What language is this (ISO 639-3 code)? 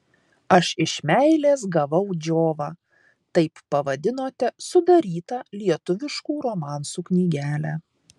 lit